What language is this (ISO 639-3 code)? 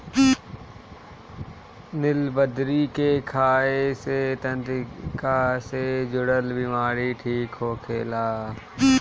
bho